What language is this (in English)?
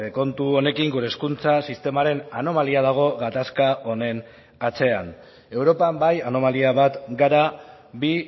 Basque